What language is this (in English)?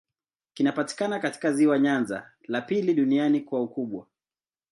Swahili